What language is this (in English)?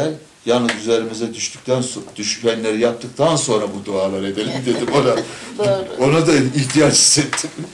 Turkish